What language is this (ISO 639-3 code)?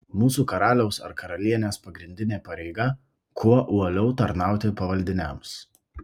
lit